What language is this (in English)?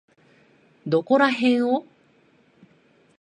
Japanese